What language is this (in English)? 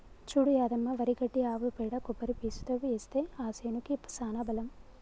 Telugu